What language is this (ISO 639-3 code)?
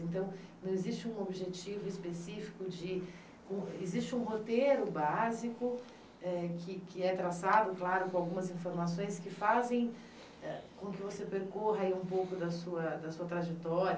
por